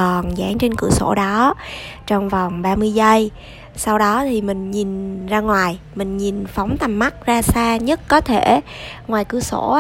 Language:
Vietnamese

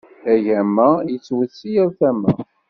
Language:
Kabyle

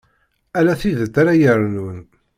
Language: Kabyle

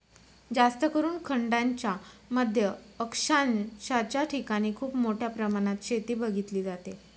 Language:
Marathi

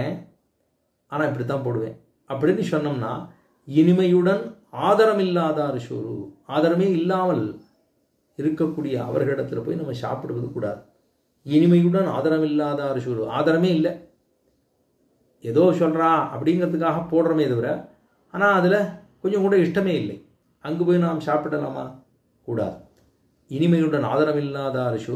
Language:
Hindi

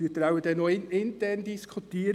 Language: Swiss German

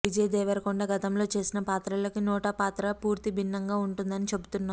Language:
Telugu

